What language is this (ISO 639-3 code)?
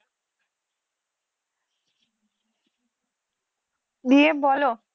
ben